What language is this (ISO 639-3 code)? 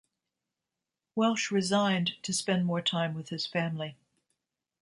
eng